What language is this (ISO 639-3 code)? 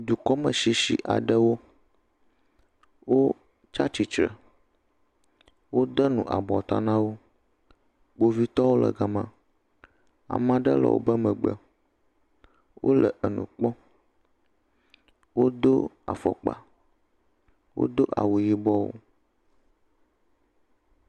ewe